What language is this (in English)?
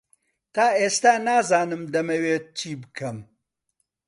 Central Kurdish